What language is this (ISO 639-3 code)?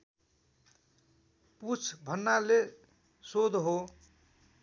nep